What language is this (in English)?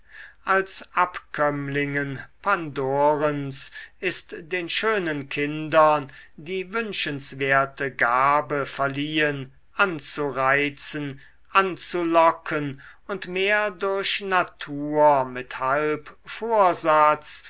German